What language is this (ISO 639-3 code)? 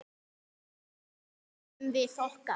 isl